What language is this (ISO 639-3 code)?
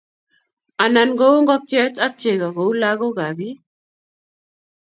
kln